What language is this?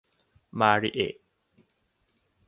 Thai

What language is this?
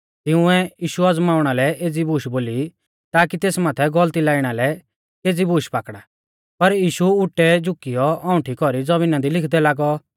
Mahasu Pahari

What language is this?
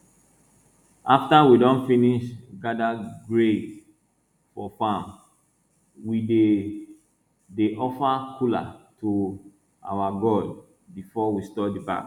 Nigerian Pidgin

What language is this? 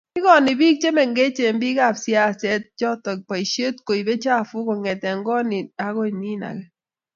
Kalenjin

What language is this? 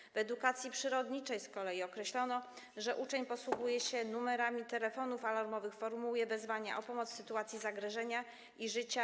Polish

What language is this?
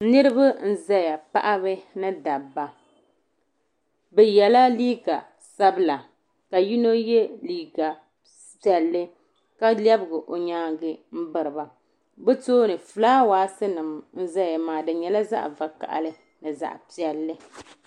Dagbani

